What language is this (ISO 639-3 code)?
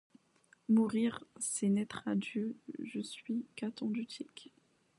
fra